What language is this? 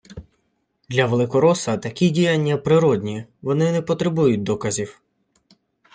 Ukrainian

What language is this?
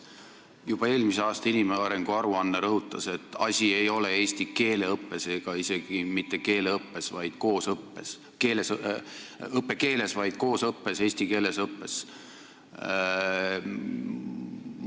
Estonian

